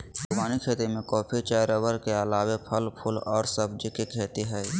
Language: Magahi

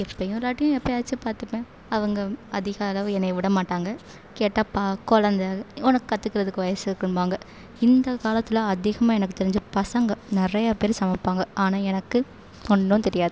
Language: Tamil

